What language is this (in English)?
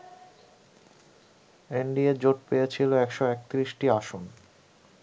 Bangla